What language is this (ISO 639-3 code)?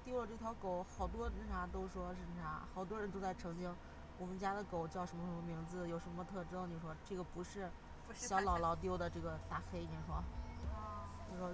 zho